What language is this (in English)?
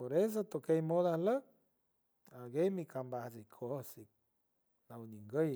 San Francisco Del Mar Huave